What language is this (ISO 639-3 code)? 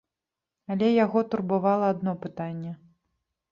bel